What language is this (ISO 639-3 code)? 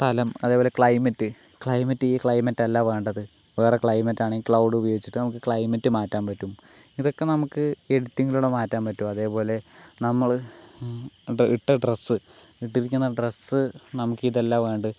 mal